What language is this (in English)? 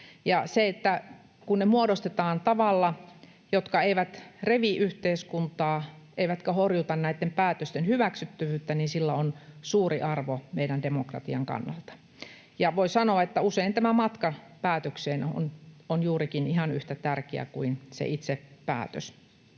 Finnish